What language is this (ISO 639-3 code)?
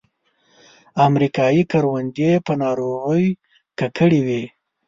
pus